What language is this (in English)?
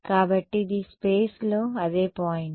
Telugu